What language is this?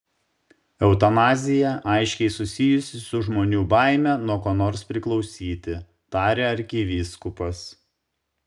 Lithuanian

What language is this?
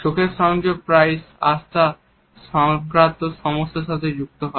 Bangla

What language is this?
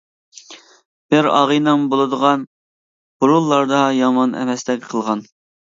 Uyghur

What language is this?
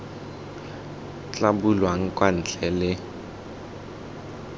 Tswana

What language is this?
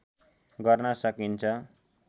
Nepali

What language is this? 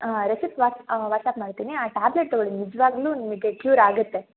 Kannada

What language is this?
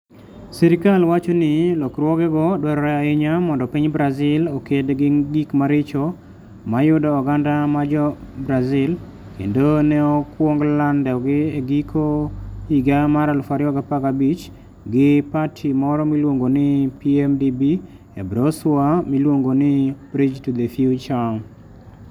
Luo (Kenya and Tanzania)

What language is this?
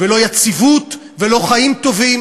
Hebrew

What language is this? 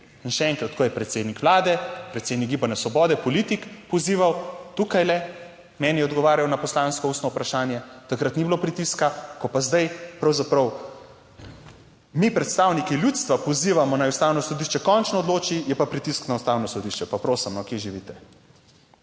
Slovenian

